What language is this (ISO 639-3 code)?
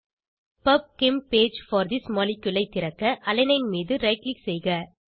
tam